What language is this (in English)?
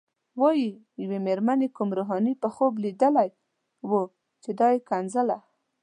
Pashto